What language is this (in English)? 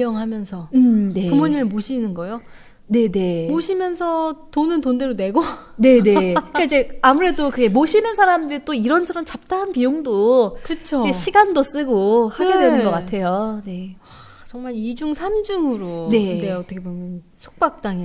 Korean